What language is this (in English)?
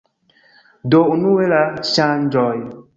Esperanto